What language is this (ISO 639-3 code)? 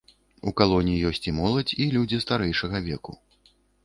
bel